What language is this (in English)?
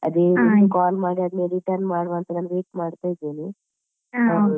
Kannada